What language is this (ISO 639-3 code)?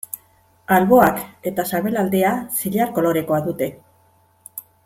eus